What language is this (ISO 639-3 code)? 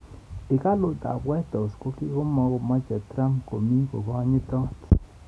kln